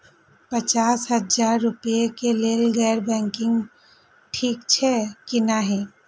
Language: Maithili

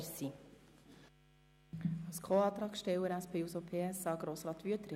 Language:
Swiss German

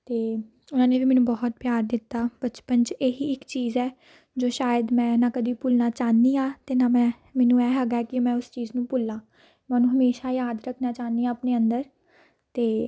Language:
Punjabi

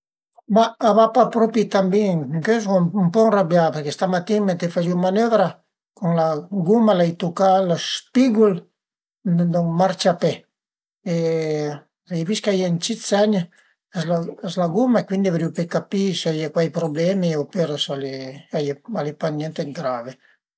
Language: Piedmontese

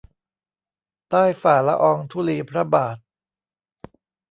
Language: Thai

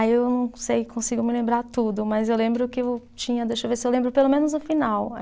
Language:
Portuguese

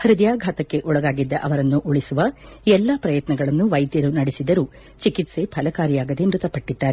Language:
Kannada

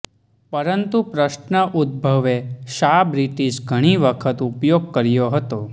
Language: Gujarati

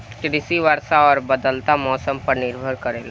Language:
Bhojpuri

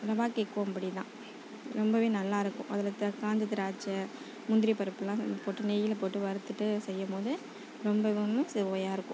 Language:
Tamil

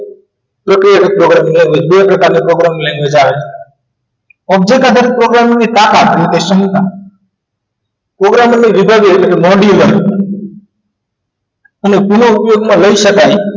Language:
Gujarati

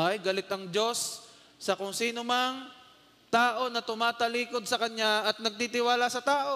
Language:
Filipino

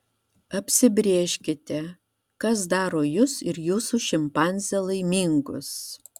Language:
Lithuanian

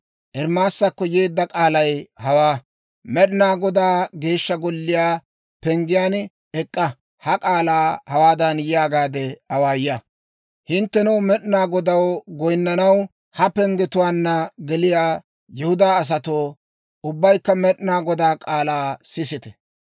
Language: Dawro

